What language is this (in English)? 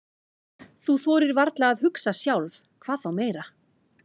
Icelandic